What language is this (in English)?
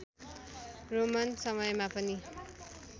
Nepali